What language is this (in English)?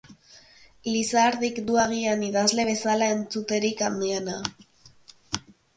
Basque